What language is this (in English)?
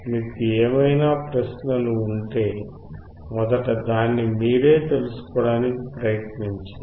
Telugu